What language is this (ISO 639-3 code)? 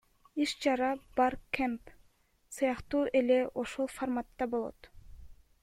kir